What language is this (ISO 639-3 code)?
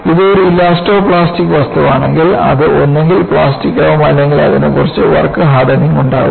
mal